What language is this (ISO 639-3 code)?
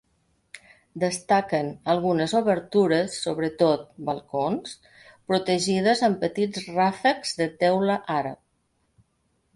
cat